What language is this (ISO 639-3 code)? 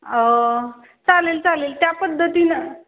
mar